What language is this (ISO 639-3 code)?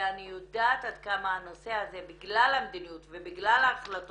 heb